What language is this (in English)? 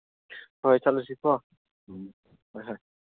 Manipuri